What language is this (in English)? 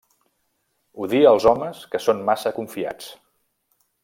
Catalan